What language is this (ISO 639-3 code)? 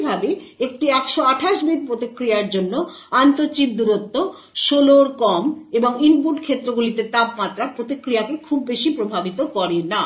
ben